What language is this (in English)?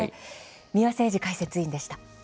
Japanese